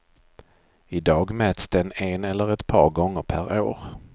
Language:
Swedish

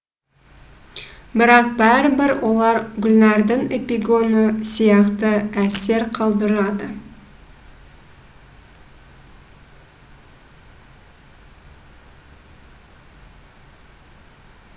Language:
Kazakh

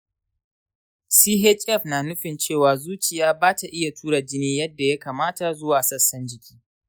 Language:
Hausa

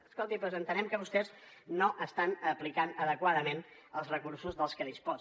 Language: Catalan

